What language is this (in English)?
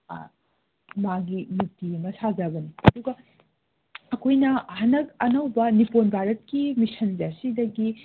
Manipuri